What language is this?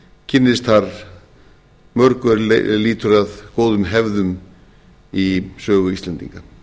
Icelandic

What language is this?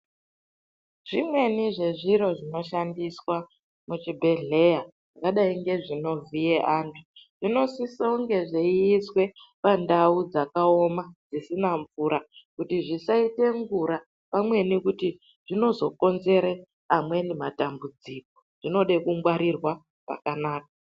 Ndau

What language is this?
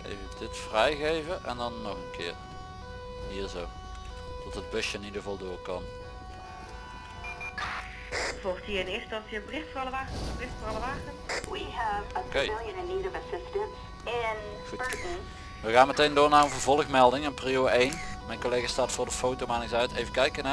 Dutch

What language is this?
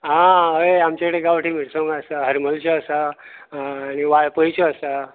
Konkani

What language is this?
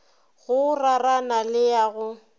Northern Sotho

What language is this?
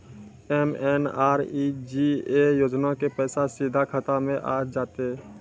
Maithili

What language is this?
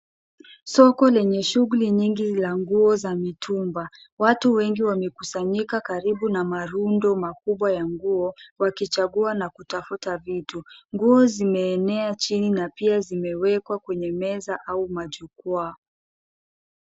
Swahili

